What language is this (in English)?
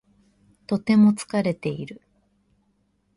Japanese